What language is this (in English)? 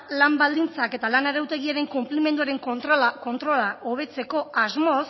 Basque